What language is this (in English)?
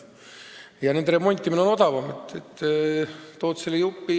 Estonian